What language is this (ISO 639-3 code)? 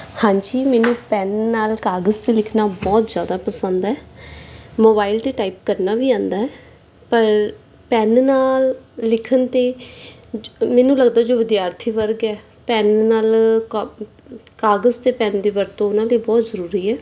pan